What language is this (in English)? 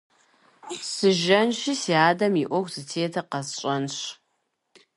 Kabardian